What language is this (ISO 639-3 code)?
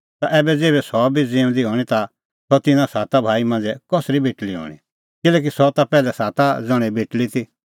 kfx